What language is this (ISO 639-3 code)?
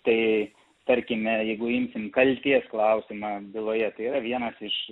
lit